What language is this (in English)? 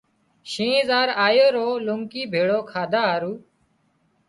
Wadiyara Koli